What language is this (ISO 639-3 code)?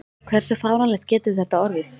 isl